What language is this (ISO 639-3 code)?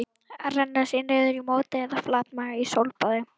isl